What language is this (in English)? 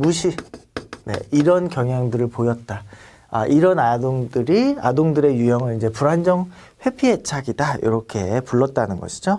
Korean